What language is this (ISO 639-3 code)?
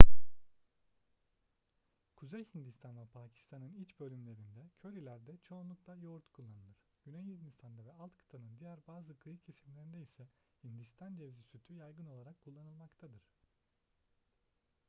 tur